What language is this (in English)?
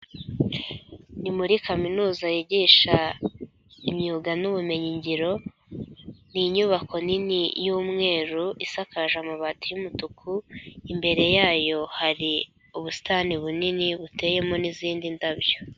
Kinyarwanda